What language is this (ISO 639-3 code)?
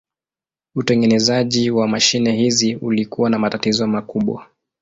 swa